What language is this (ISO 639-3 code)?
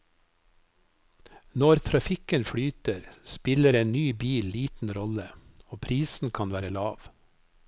nor